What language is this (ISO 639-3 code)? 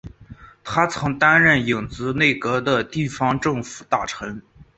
zho